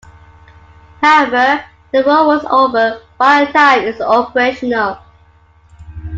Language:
English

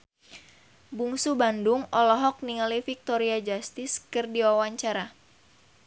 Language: Sundanese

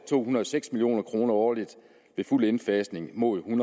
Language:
Danish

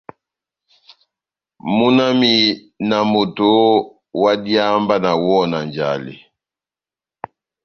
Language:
Batanga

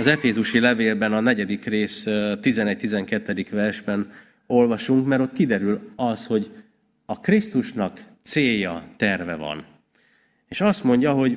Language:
Hungarian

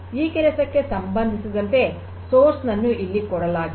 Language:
Kannada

